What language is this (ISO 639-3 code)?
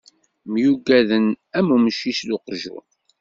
kab